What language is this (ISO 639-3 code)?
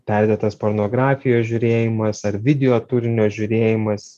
lit